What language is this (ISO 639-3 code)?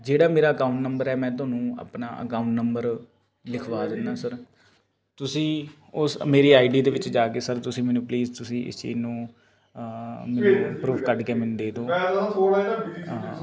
pan